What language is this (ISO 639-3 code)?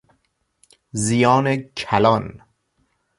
fas